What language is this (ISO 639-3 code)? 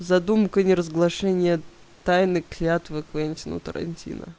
rus